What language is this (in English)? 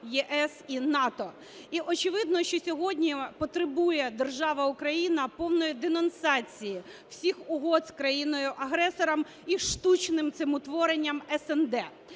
Ukrainian